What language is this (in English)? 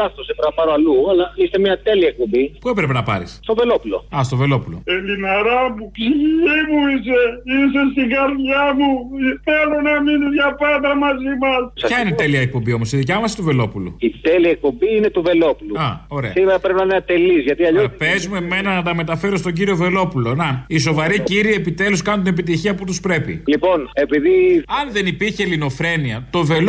Greek